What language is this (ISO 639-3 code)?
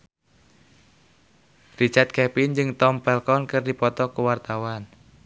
sun